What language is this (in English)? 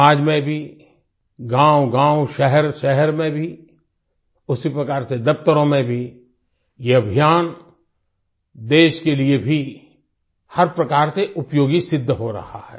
Hindi